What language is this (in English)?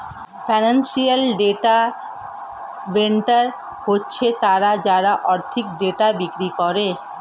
Bangla